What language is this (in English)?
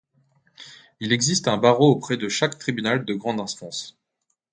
French